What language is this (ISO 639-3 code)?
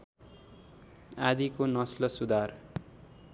nep